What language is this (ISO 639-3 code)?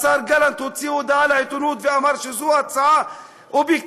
heb